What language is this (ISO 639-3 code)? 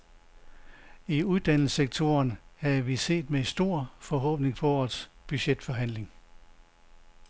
dan